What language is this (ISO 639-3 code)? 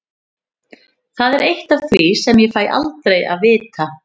isl